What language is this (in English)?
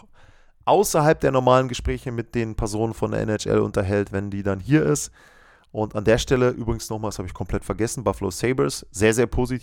German